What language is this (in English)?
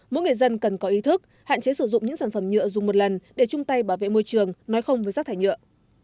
Vietnamese